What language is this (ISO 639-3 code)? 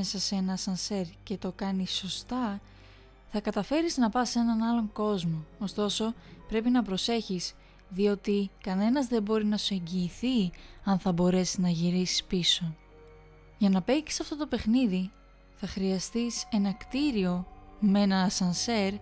ell